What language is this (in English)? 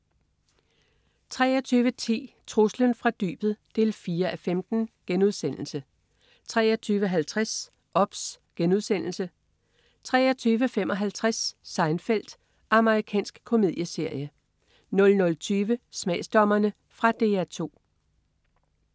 Danish